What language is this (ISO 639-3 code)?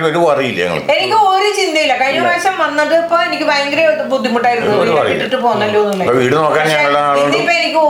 mal